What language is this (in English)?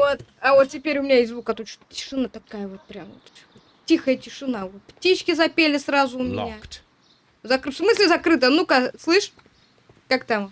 Russian